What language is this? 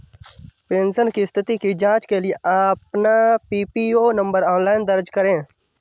Hindi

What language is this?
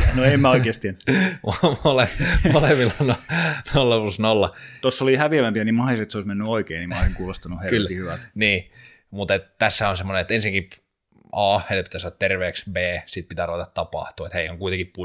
Finnish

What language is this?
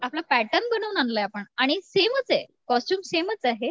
Marathi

